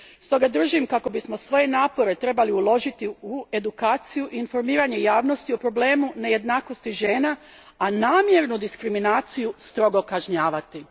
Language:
Croatian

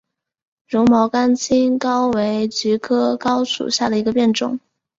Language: Chinese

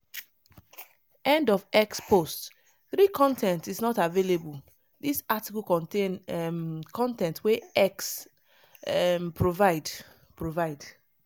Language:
Nigerian Pidgin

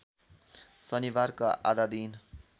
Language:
Nepali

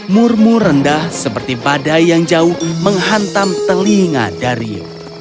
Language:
Indonesian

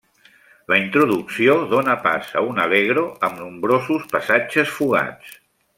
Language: Catalan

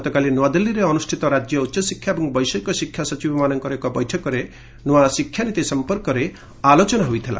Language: Odia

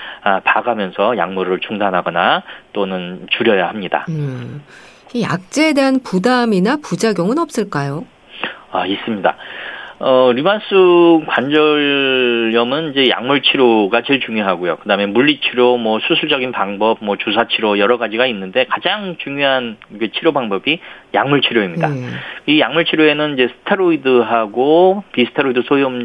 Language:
Korean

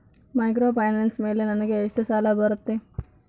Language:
Kannada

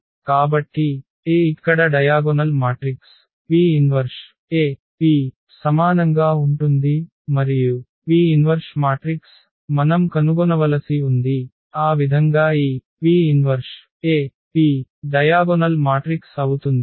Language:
Telugu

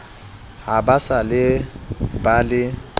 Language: Southern Sotho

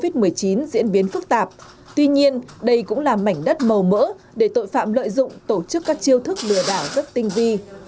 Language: Vietnamese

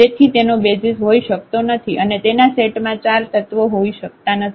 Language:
Gujarati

